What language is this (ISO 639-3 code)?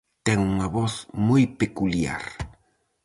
glg